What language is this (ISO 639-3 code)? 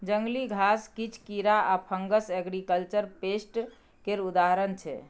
mai